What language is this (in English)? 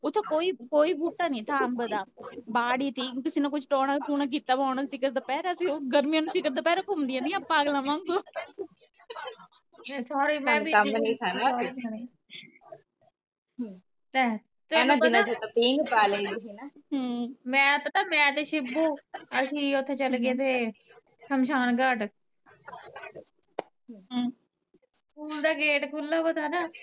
Punjabi